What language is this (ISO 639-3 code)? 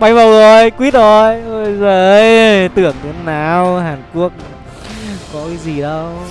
vie